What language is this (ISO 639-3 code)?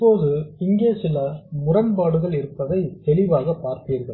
tam